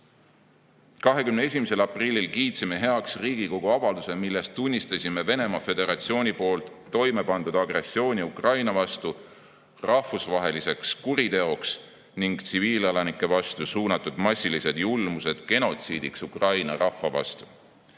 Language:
Estonian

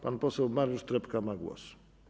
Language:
Polish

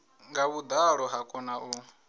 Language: Venda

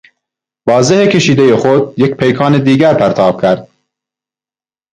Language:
Persian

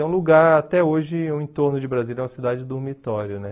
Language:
Portuguese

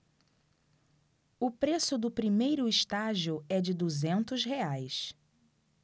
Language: Portuguese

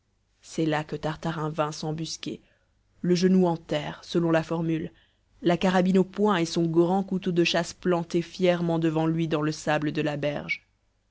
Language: French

